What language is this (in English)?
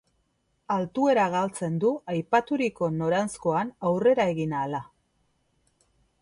Basque